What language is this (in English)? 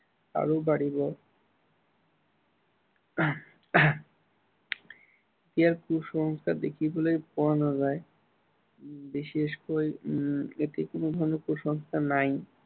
Assamese